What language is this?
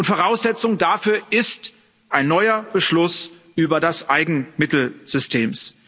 German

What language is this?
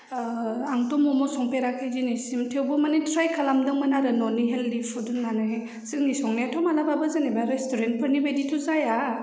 Bodo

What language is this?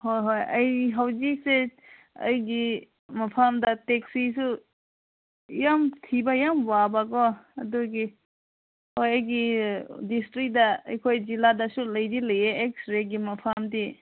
Manipuri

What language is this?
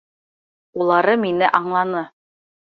Bashkir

